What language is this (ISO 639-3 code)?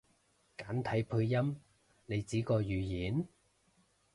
yue